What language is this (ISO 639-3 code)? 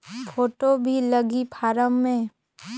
hne